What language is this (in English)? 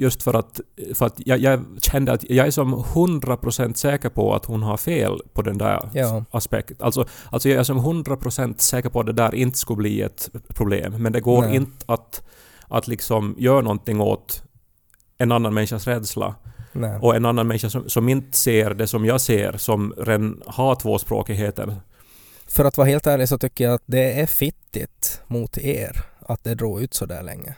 Swedish